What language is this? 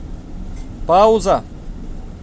Russian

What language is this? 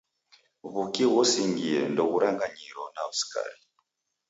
Taita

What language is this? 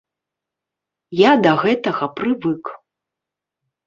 Belarusian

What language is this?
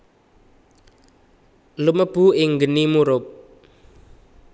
Javanese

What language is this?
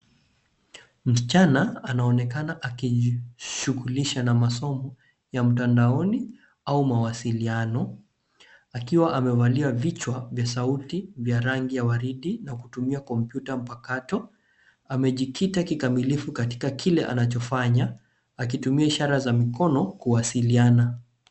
Swahili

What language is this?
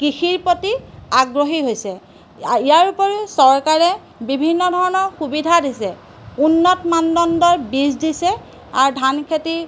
Assamese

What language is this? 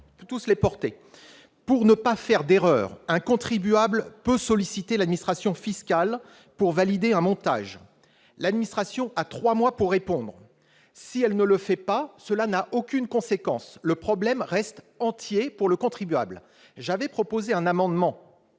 French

